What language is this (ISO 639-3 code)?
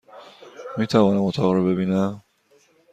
fas